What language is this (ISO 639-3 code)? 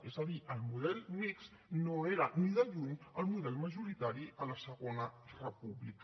cat